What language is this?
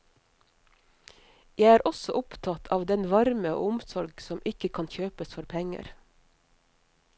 Norwegian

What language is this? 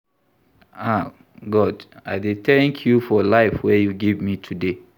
Nigerian Pidgin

